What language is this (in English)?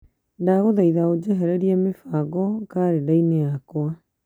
Kikuyu